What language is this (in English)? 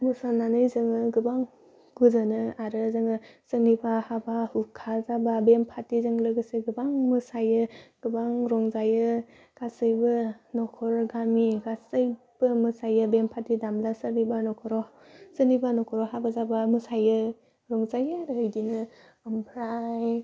Bodo